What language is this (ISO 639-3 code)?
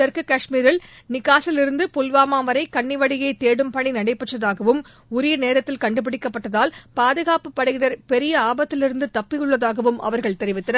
tam